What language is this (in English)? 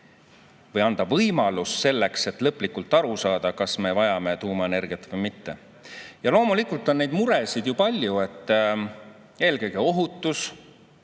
Estonian